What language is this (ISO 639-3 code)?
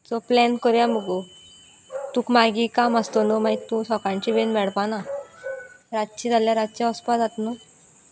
kok